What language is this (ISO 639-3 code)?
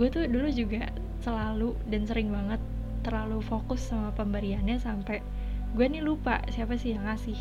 ind